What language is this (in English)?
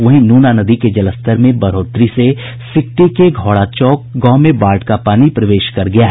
Hindi